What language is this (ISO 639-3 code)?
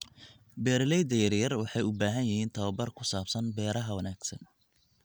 som